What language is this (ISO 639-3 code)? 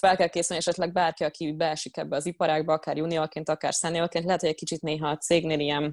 hun